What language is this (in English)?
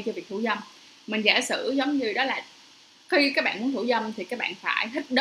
Vietnamese